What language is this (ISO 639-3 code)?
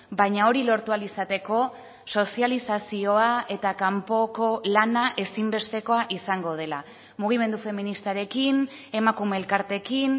eus